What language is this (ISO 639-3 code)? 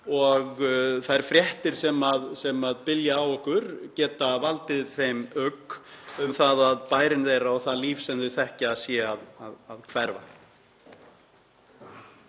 isl